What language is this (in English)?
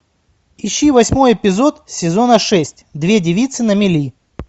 Russian